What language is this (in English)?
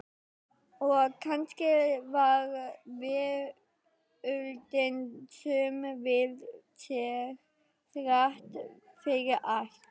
Icelandic